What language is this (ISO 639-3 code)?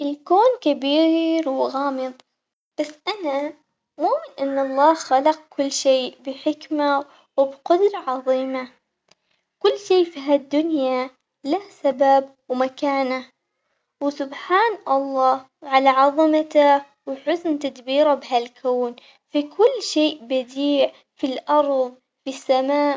acx